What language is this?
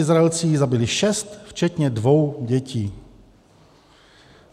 Czech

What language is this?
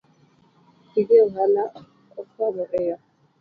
Luo (Kenya and Tanzania)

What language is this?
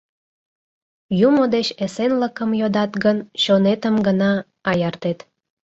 Mari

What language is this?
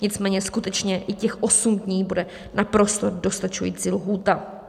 Czech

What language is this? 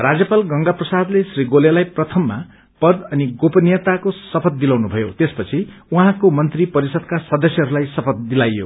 Nepali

